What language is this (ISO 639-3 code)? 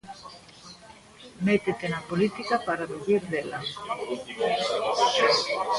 glg